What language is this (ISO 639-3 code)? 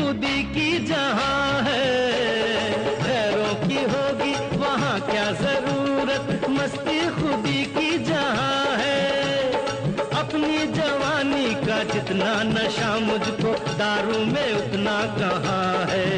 hin